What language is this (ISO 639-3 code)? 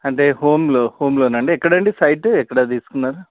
tel